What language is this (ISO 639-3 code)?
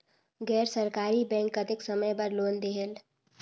hne